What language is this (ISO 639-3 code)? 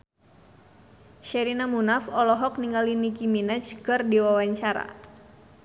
sun